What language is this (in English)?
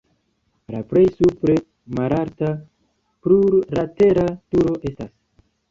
Esperanto